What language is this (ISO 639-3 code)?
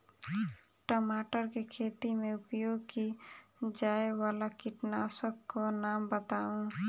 mai